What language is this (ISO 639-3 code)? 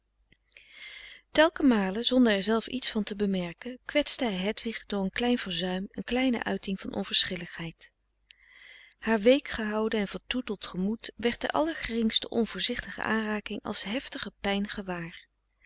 nld